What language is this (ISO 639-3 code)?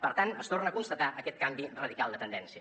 cat